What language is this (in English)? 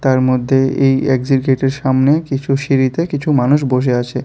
Bangla